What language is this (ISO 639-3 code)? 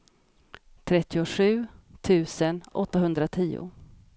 swe